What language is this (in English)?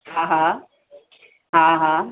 Sindhi